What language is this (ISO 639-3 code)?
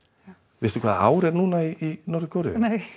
isl